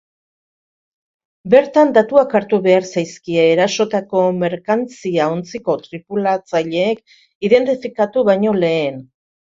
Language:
Basque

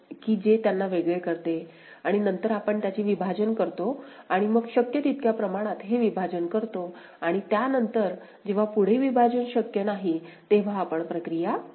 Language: Marathi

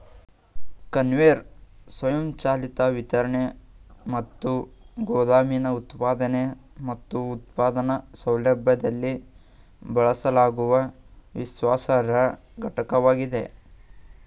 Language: Kannada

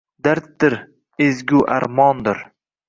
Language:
Uzbek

